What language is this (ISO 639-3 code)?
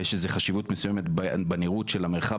heb